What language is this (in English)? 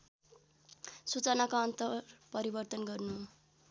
Nepali